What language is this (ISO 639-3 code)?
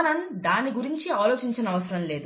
tel